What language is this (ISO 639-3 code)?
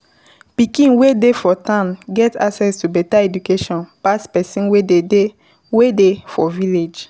pcm